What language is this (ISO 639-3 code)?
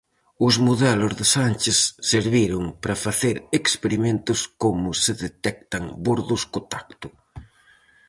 glg